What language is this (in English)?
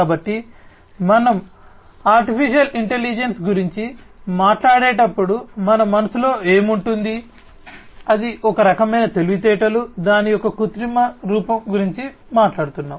Telugu